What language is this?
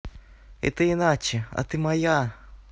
Russian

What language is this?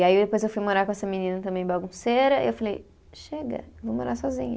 Portuguese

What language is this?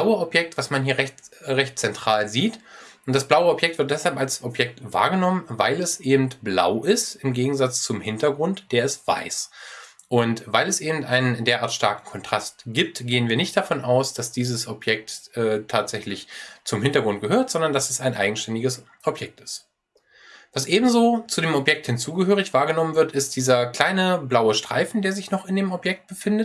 German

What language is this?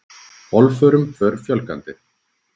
Icelandic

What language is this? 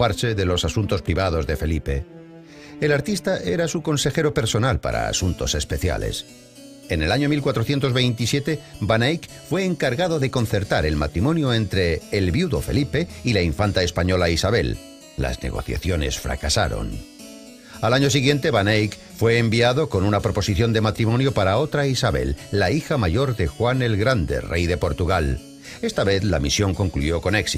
Spanish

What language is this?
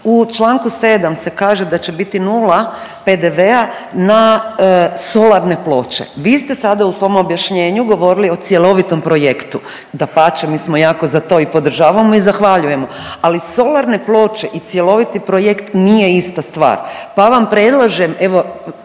Croatian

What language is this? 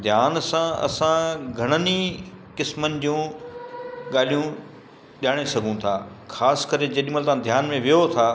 Sindhi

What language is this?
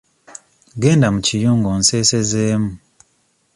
Ganda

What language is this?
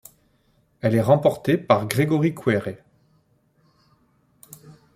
French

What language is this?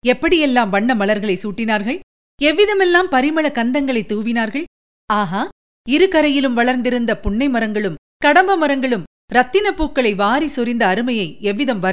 Tamil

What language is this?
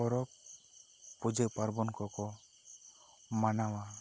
Santali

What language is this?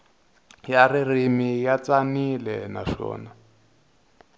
Tsonga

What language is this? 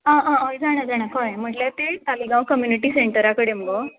Konkani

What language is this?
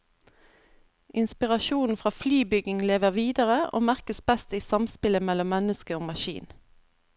Norwegian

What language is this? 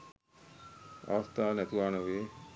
Sinhala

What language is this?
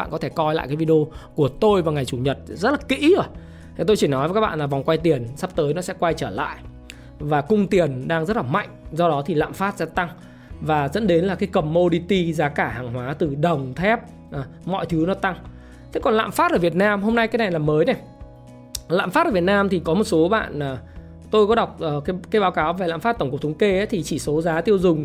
Vietnamese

